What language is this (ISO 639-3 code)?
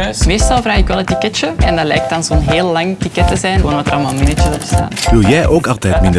nld